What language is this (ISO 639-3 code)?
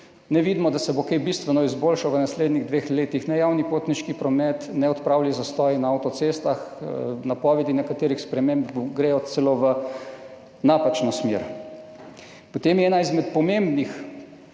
slv